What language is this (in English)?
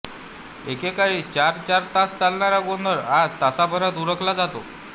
Marathi